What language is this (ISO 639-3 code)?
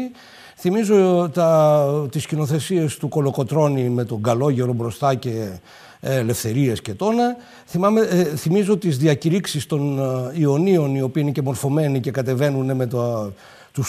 ell